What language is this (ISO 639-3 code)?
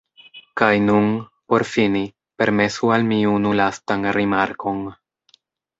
epo